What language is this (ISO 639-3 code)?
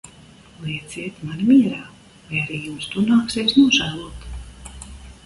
lav